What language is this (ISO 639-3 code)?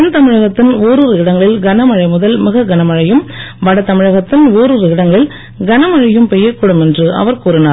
tam